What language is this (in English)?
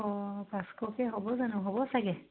Assamese